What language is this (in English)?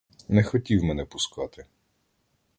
Ukrainian